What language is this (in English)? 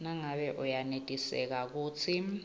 Swati